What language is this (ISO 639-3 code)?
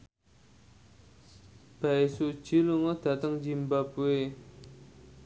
jav